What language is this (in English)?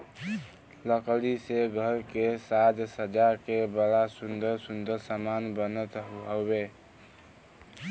Bhojpuri